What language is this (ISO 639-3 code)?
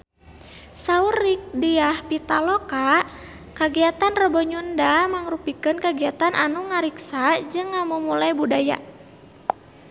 sun